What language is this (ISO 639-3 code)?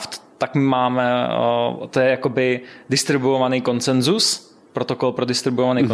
ces